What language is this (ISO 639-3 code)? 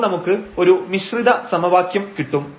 mal